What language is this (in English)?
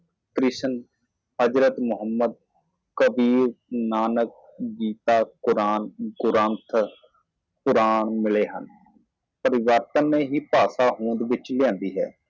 Punjabi